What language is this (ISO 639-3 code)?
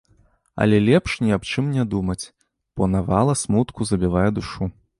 bel